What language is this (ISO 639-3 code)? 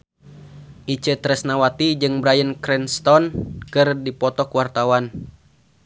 sun